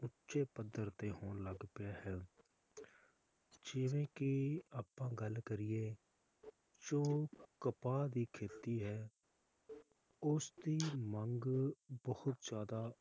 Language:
Punjabi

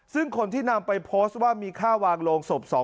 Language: Thai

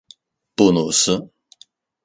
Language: Chinese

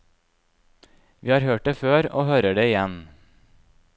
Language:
Norwegian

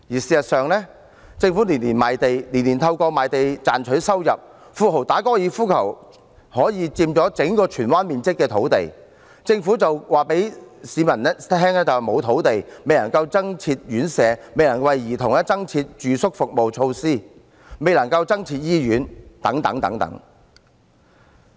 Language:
Cantonese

